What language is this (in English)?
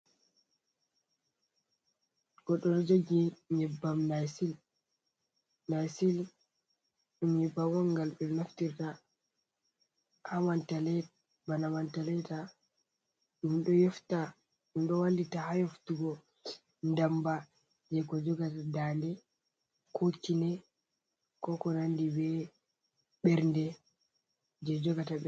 Fula